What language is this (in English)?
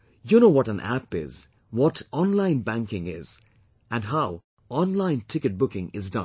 English